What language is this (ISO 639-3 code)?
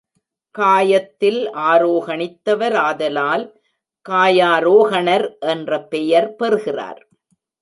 tam